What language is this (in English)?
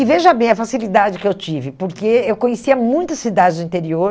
Portuguese